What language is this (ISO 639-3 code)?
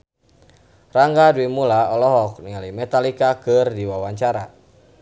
sun